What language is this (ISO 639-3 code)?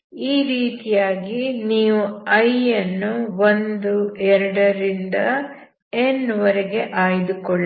kan